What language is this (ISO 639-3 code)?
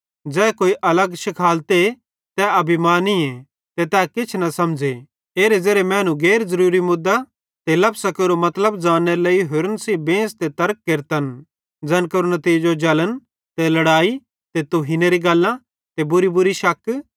bhd